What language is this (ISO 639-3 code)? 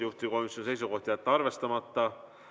est